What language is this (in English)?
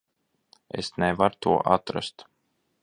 Latvian